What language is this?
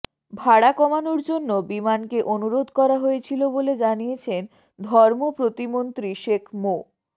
Bangla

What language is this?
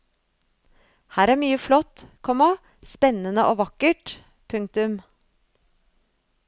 Norwegian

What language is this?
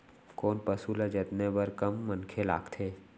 Chhattisgarhi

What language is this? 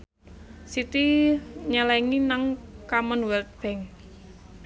Javanese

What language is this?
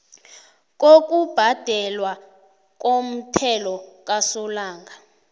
South Ndebele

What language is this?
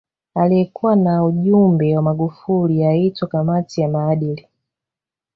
Swahili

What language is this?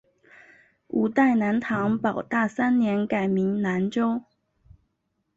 Chinese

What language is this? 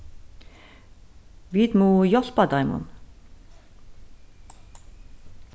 Faroese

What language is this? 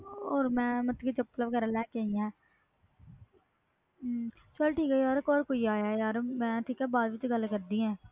Punjabi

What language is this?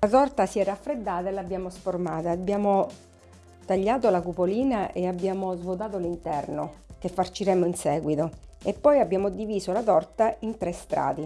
Italian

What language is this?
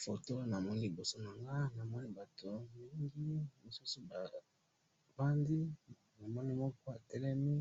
Lingala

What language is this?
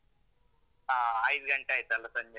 Kannada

